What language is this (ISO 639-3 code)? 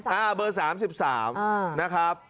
tha